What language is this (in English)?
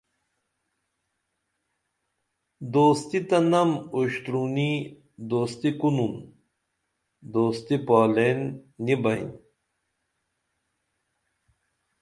Dameli